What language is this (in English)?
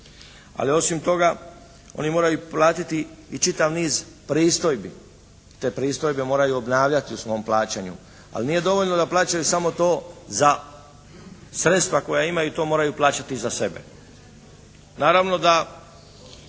Croatian